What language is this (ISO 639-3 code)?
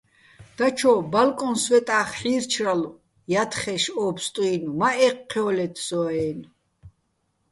bbl